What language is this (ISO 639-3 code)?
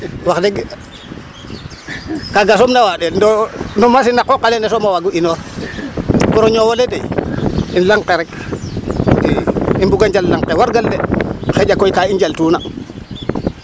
srr